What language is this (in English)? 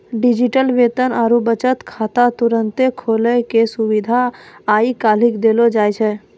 Maithili